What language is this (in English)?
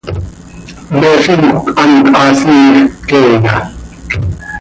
Seri